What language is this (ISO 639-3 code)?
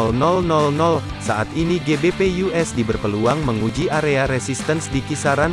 ind